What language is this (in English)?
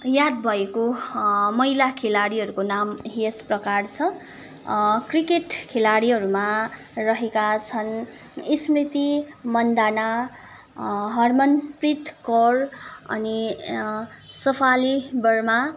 Nepali